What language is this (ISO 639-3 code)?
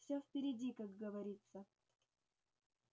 rus